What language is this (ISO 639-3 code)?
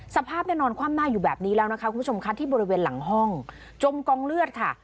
tha